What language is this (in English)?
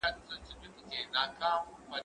Pashto